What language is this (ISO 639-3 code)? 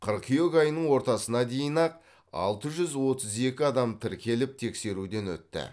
kaz